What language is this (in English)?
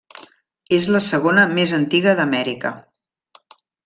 Catalan